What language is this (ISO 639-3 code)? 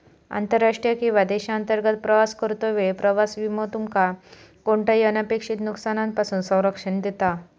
mar